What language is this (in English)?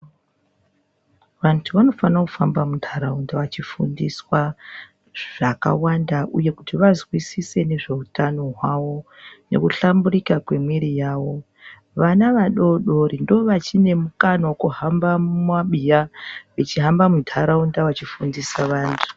Ndau